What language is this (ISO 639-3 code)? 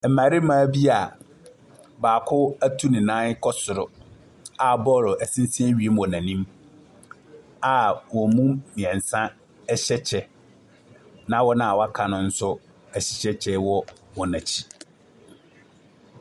aka